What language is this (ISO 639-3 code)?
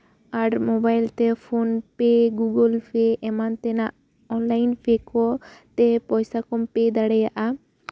sat